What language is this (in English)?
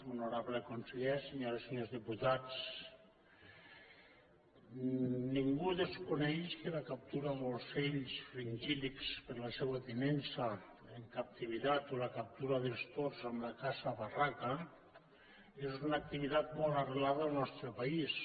Catalan